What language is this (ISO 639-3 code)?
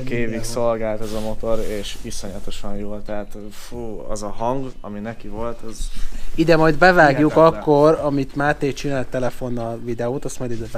hun